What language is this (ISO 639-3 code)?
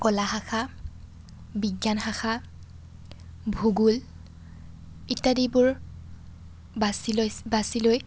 asm